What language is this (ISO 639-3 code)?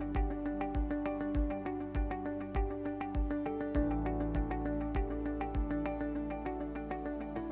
hin